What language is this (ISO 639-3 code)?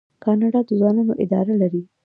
pus